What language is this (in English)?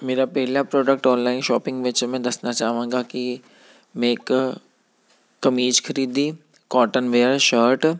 Punjabi